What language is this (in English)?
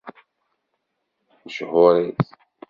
Kabyle